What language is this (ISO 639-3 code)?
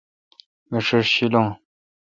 xka